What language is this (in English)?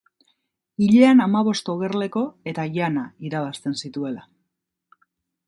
Basque